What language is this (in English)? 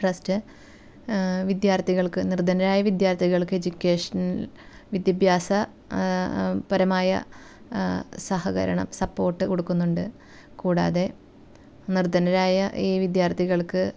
Malayalam